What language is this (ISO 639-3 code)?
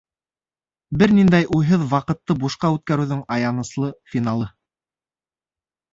bak